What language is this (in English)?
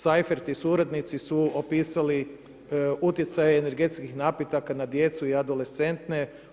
Croatian